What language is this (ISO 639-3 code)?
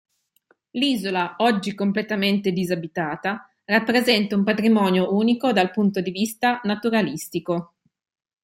ita